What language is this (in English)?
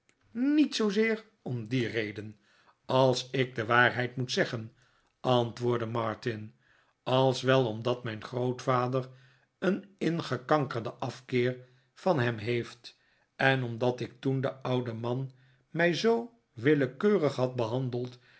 Dutch